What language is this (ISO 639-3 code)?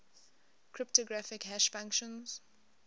eng